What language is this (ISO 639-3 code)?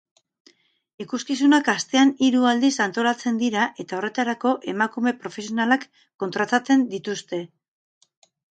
eus